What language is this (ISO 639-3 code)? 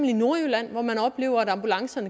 dan